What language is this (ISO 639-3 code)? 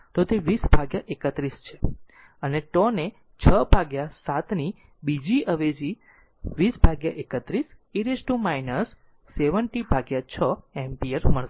guj